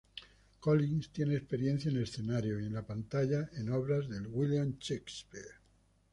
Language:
Spanish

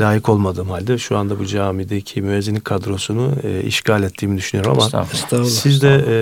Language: Turkish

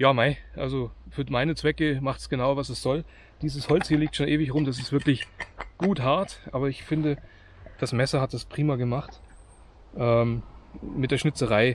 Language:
German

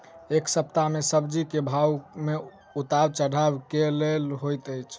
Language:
Maithili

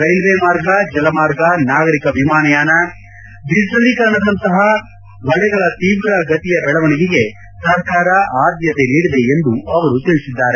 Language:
Kannada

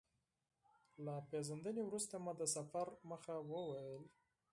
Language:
Pashto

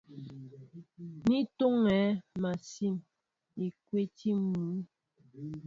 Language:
Mbo (Cameroon)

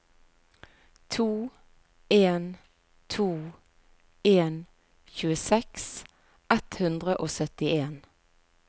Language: Norwegian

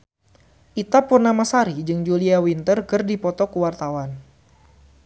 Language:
Sundanese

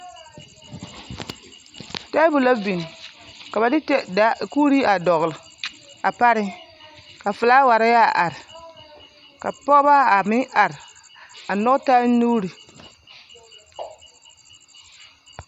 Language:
Southern Dagaare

